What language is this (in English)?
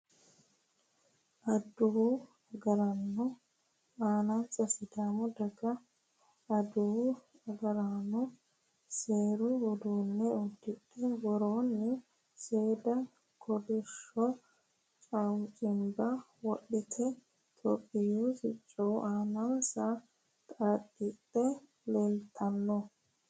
Sidamo